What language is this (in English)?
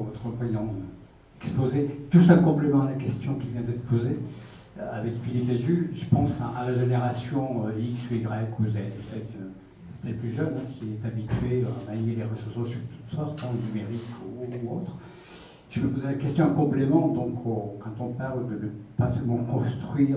French